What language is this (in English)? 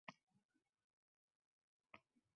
Uzbek